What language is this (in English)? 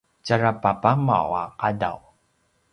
Paiwan